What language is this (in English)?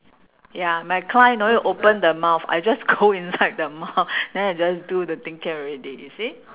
English